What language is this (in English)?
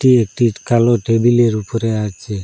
Bangla